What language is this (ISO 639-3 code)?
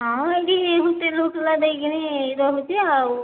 ori